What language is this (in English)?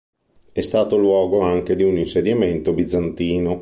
Italian